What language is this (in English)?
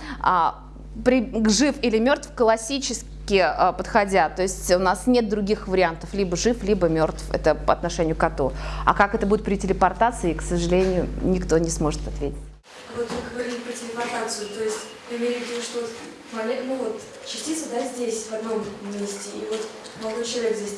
Russian